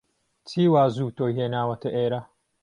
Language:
Central Kurdish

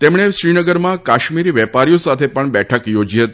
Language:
Gujarati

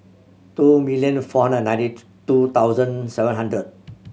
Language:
English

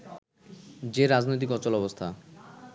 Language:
Bangla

